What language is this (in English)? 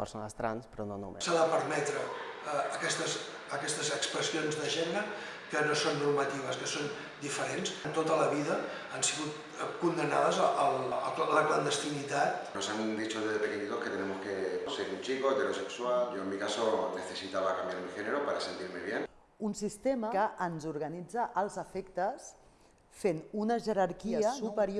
Catalan